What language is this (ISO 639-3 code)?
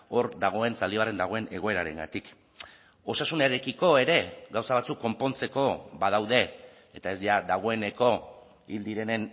eus